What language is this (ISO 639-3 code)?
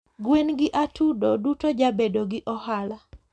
luo